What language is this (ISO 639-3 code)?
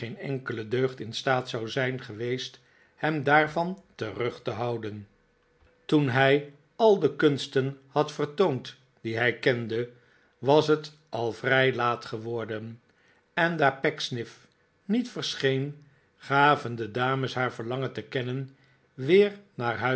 nld